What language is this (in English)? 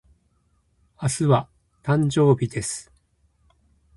Japanese